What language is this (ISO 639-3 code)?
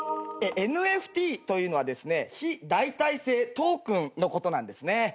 jpn